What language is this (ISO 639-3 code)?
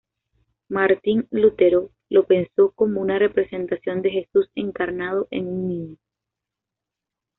spa